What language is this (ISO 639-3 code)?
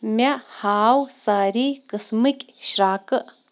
kas